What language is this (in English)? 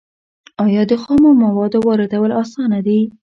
Pashto